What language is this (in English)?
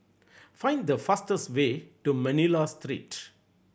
English